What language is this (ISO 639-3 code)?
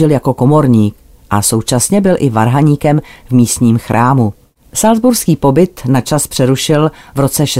ces